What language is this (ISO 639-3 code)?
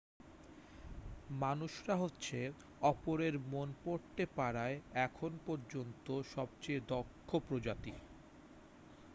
ben